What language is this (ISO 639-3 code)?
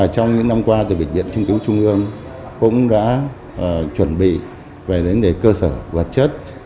vie